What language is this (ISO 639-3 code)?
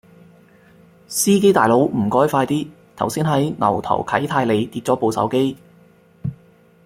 yue